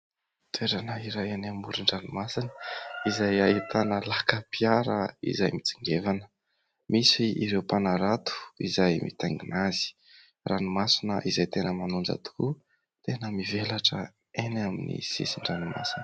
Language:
Malagasy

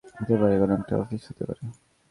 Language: Bangla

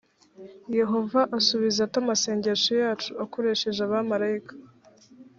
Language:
Kinyarwanda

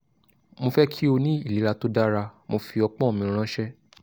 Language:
Yoruba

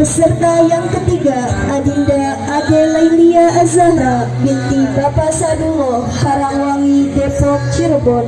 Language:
Indonesian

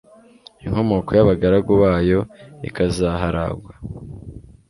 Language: Kinyarwanda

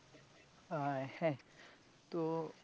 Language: Bangla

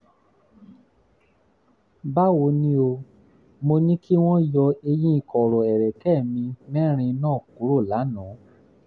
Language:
Yoruba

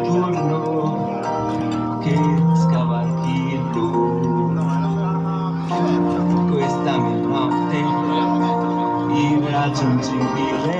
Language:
Italian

